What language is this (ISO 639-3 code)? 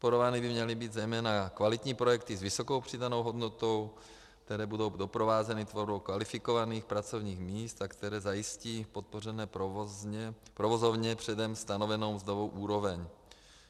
ces